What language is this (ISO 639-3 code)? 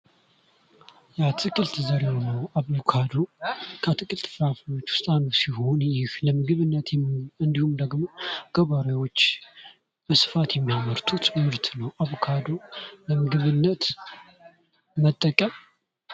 amh